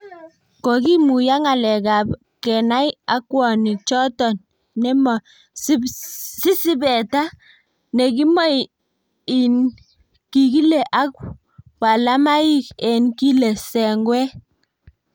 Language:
Kalenjin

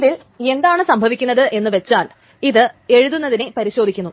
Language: Malayalam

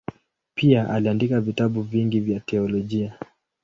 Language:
Swahili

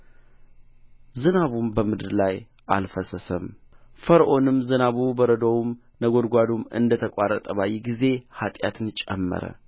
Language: Amharic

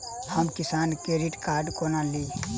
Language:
Maithili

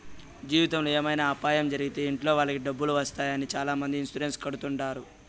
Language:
Telugu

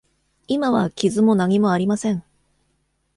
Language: Japanese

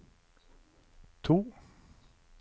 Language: Norwegian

